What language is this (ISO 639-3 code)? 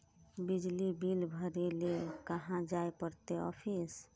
mag